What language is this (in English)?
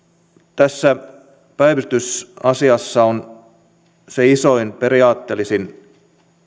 Finnish